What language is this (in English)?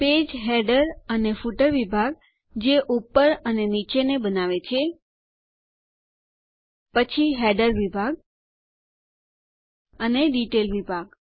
Gujarati